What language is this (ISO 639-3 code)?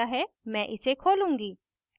hin